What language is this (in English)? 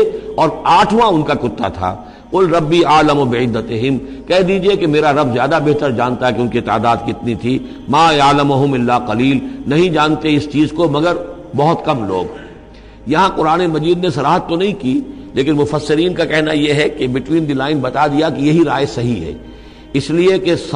Urdu